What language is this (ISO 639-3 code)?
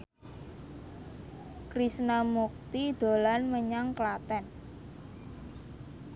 jav